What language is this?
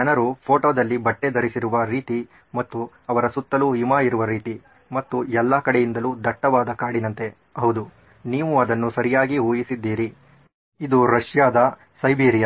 Kannada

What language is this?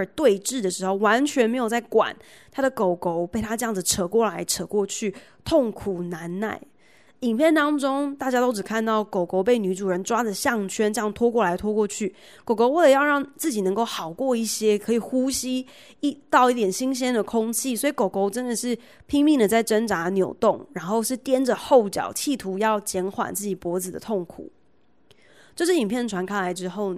Chinese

